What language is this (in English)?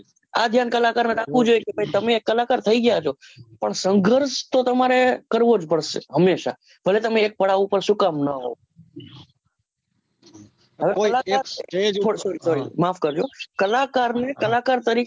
Gujarati